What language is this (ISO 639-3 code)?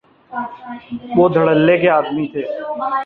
urd